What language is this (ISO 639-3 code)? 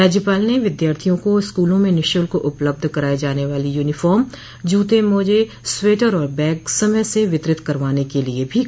hin